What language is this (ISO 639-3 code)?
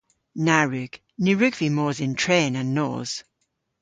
cor